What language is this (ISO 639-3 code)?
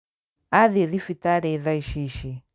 kik